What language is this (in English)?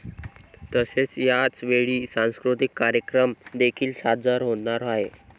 Marathi